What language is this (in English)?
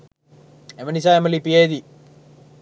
Sinhala